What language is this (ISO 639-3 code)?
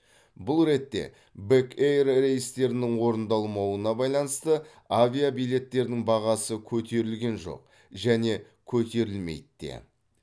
kaz